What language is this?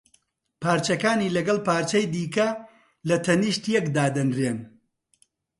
Central Kurdish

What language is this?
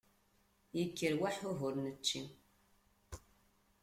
Kabyle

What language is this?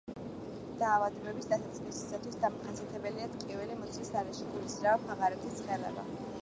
Georgian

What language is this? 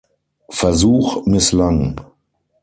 German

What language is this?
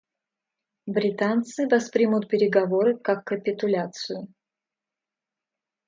Russian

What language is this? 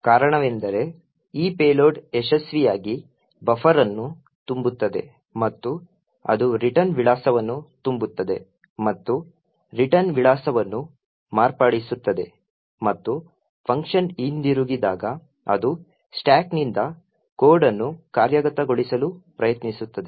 Kannada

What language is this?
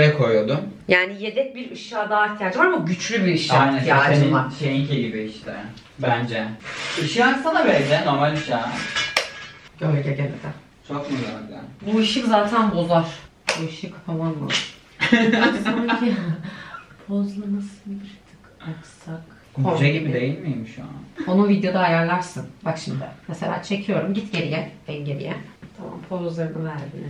Turkish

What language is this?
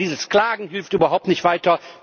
German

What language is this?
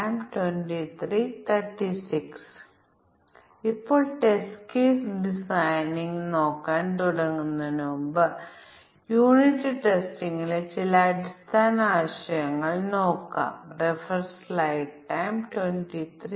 Malayalam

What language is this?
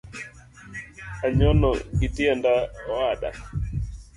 Luo (Kenya and Tanzania)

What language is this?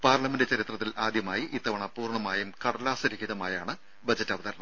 Malayalam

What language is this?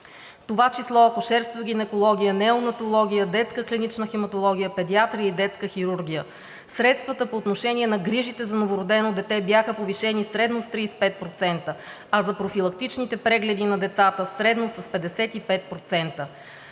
Bulgarian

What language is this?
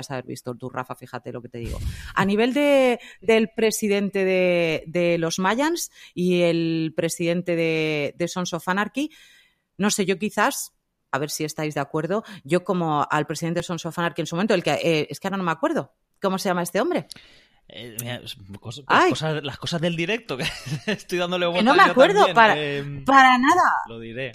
Spanish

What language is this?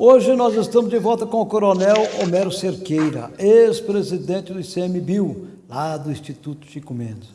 Portuguese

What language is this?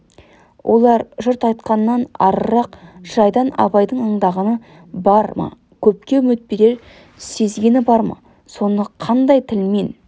Kazakh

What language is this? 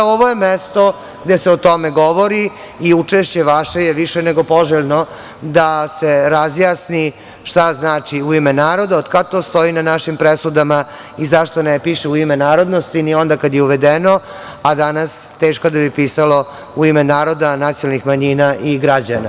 Serbian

